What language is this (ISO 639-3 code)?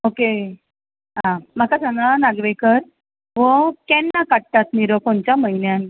kok